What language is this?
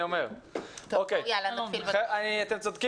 Hebrew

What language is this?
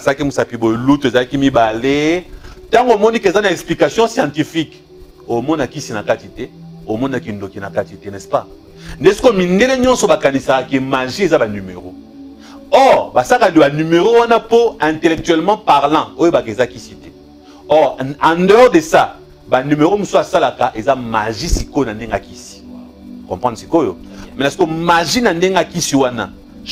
French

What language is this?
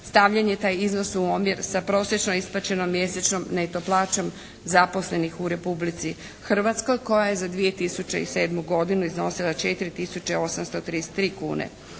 Croatian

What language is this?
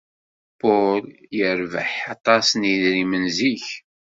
Kabyle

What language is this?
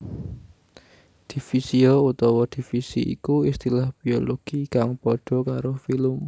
Javanese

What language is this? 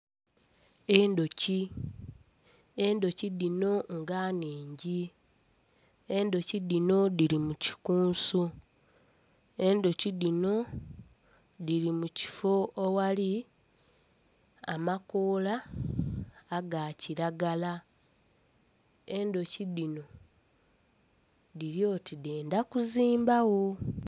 Soga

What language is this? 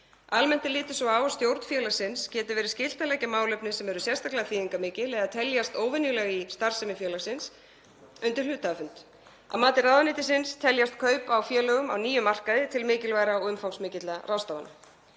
Icelandic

